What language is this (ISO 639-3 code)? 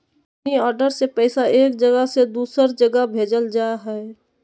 mag